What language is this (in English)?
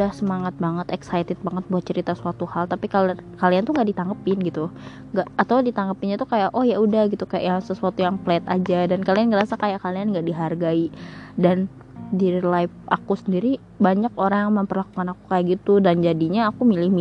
Indonesian